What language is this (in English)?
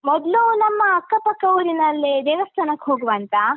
Kannada